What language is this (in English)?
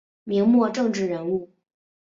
Chinese